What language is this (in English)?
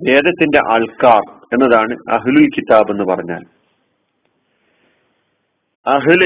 Malayalam